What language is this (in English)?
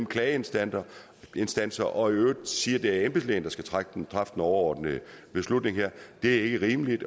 Danish